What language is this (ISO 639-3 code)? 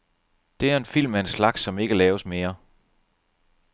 dan